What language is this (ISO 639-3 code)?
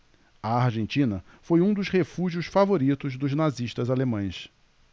por